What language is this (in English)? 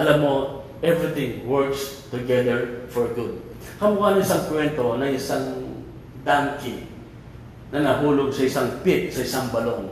Filipino